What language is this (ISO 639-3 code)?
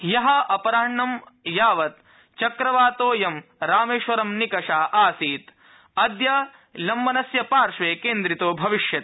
san